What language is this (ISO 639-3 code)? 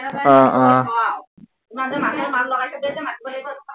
asm